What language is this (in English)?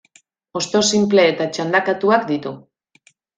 Basque